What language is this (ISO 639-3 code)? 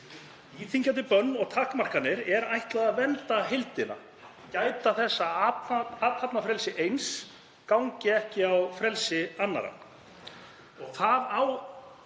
isl